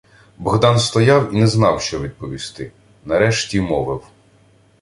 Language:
Ukrainian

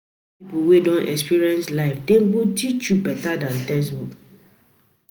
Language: Nigerian Pidgin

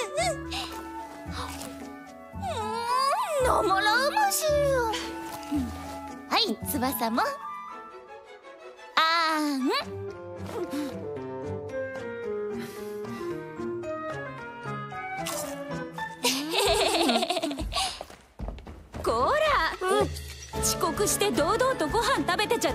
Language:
Japanese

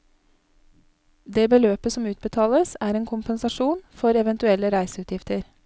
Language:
Norwegian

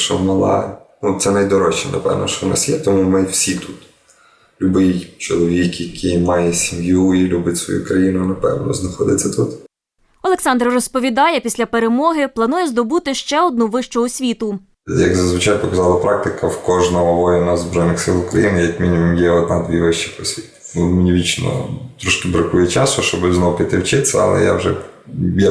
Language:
Ukrainian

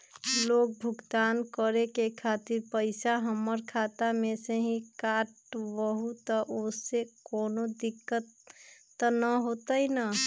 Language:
Magahi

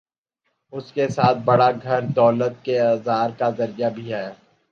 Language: Urdu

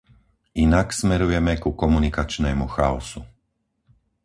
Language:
Slovak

